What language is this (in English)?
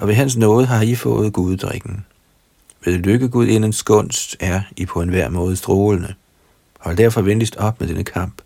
Danish